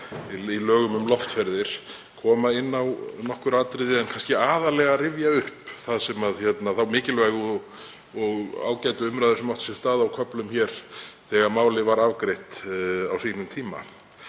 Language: Icelandic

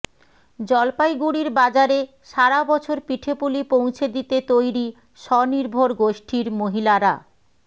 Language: Bangla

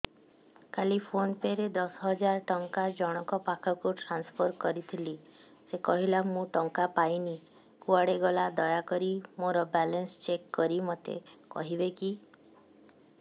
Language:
Odia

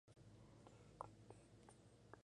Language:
Spanish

